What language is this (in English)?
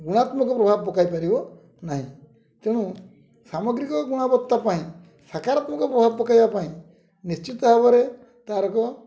Odia